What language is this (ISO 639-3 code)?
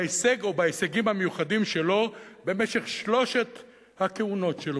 heb